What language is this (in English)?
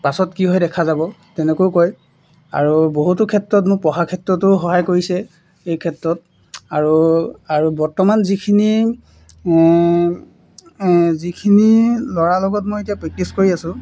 Assamese